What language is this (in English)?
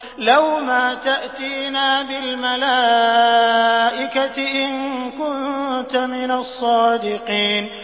Arabic